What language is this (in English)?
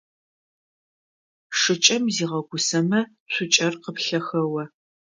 Adyghe